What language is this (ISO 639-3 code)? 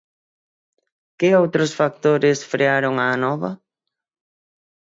glg